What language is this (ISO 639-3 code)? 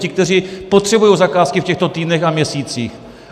ces